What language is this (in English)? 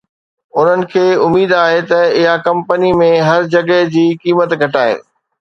Sindhi